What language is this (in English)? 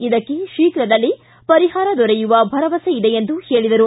Kannada